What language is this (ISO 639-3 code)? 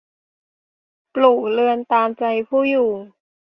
tha